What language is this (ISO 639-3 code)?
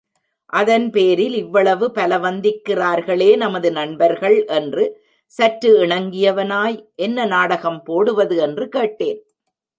tam